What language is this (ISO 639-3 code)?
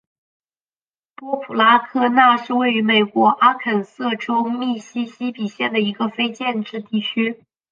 zho